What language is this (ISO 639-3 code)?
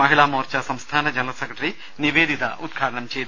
mal